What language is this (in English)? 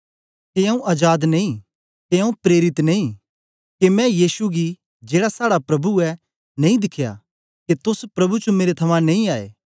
Dogri